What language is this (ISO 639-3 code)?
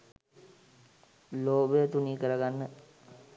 sin